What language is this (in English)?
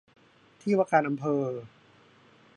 Thai